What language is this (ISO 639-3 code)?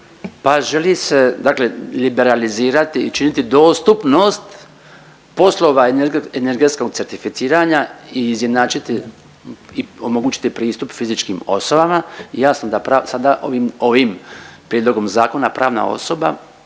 hrv